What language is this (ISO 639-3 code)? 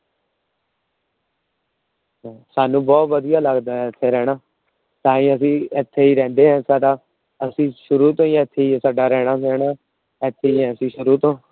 pan